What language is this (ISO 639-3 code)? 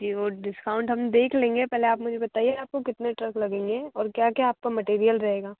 hin